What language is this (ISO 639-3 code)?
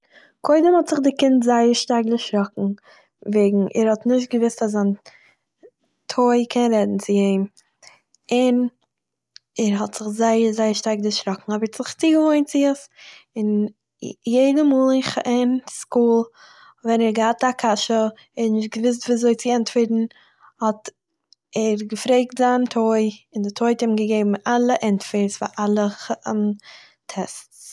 yid